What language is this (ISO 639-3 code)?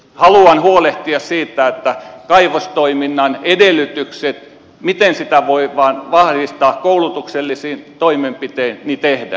fin